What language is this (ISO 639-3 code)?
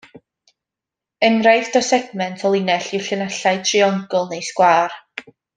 cym